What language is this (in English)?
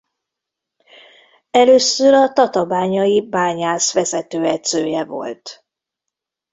Hungarian